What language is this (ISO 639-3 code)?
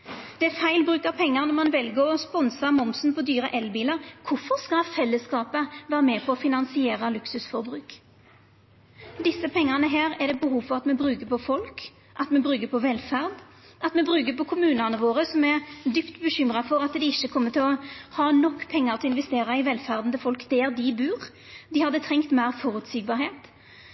nno